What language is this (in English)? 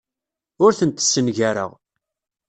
Kabyle